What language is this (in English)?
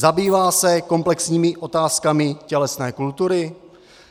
Czech